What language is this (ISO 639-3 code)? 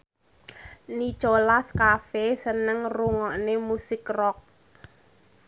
jav